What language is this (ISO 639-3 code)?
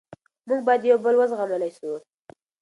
pus